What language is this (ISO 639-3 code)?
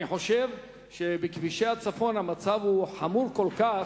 heb